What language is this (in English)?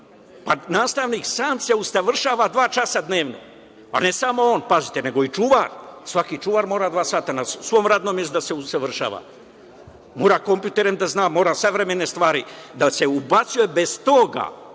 Serbian